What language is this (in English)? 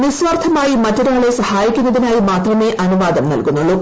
Malayalam